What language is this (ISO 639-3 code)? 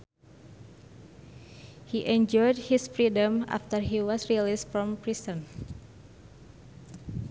sun